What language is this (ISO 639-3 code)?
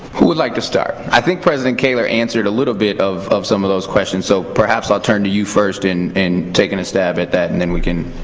eng